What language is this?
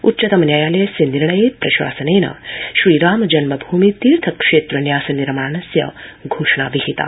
Sanskrit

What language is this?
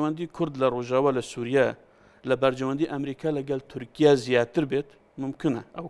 Arabic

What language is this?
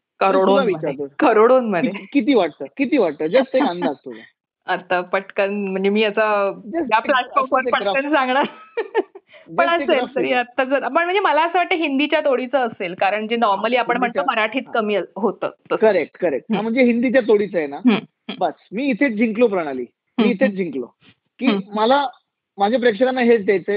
Marathi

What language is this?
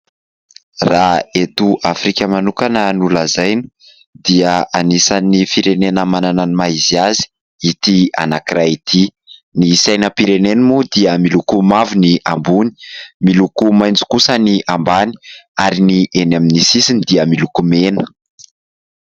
Malagasy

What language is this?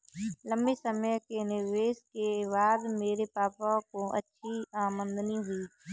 Hindi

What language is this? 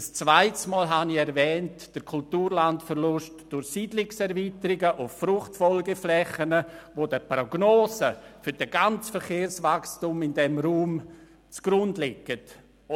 Swiss German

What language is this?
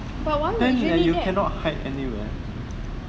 English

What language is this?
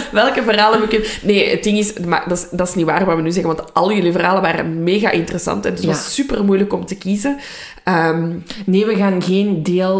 Dutch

